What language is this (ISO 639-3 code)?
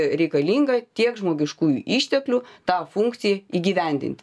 lit